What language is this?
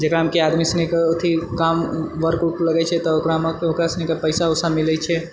Maithili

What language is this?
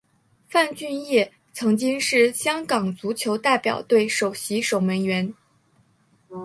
Chinese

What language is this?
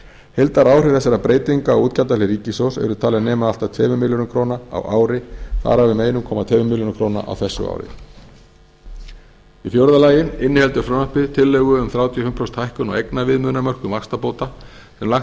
Icelandic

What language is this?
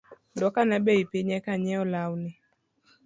Luo (Kenya and Tanzania)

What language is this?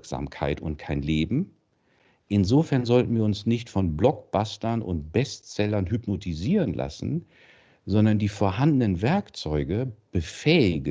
German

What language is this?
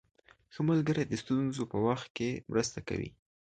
Pashto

